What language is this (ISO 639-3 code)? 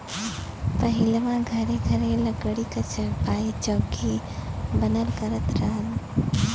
bho